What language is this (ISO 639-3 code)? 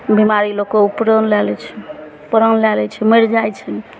mai